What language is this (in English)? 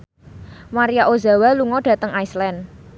Javanese